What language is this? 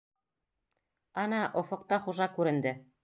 Bashkir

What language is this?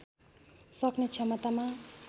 Nepali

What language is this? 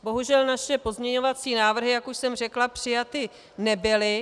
Czech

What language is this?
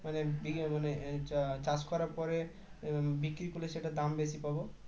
Bangla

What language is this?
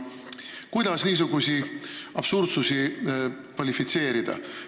Estonian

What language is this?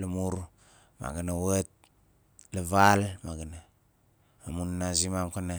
Nalik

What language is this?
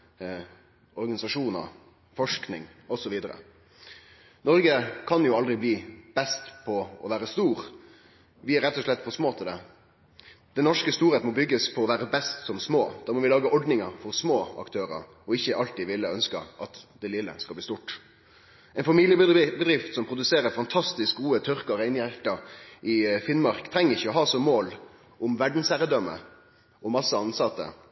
Norwegian Nynorsk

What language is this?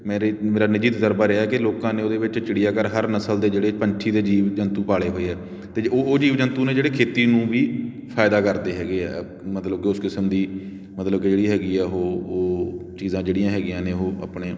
Punjabi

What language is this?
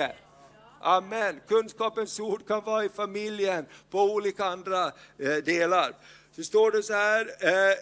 Swedish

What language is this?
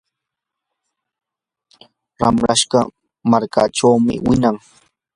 Yanahuanca Pasco Quechua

